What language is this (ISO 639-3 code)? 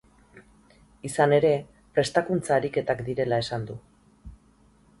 eus